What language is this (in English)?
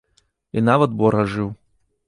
Belarusian